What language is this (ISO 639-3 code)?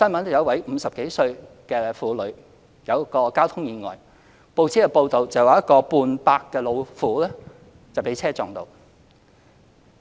yue